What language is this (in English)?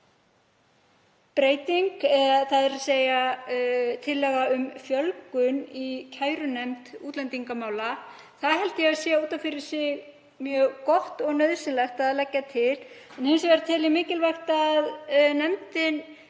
Icelandic